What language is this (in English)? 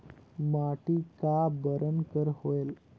Chhattisgarhi